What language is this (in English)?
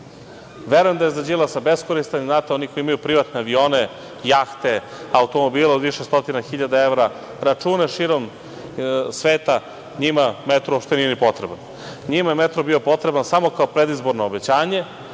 Serbian